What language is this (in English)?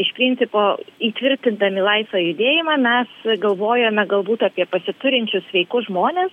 Lithuanian